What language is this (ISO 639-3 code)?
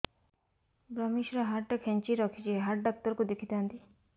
ori